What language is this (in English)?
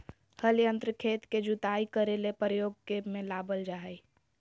Magahi